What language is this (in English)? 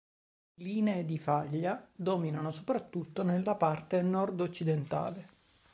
Italian